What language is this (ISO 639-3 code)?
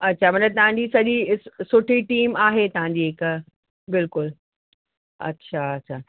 snd